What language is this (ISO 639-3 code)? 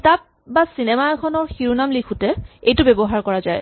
asm